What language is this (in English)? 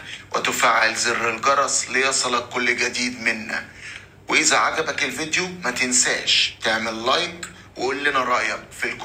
Arabic